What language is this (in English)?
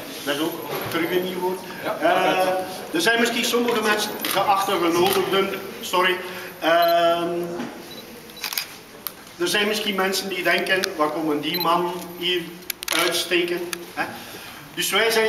Dutch